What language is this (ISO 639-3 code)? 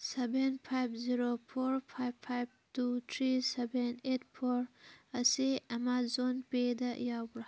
mni